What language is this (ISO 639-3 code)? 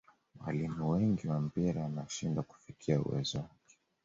swa